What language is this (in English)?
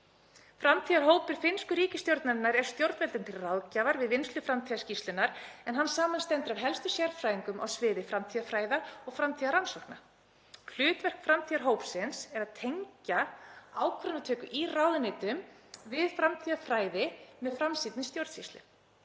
Icelandic